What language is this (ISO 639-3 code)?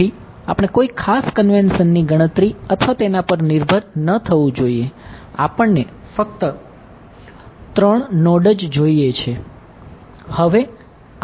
guj